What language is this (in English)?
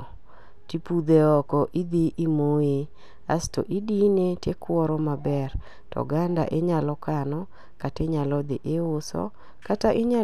Luo (Kenya and Tanzania)